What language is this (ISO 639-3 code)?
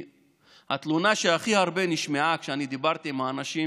heb